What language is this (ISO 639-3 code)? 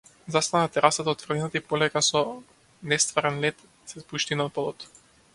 mkd